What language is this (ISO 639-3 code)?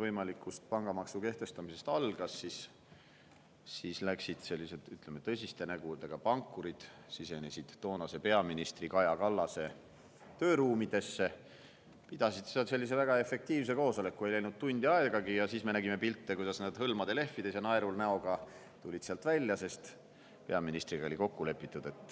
est